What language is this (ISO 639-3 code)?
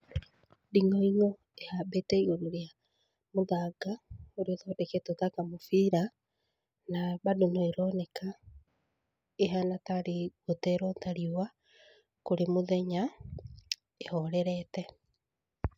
kik